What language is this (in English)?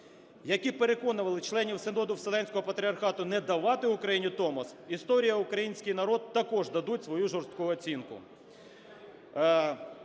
Ukrainian